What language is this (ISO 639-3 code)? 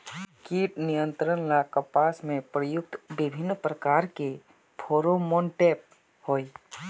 mag